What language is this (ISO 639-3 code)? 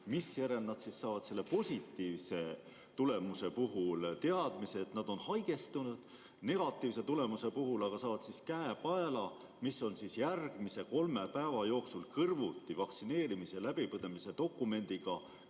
est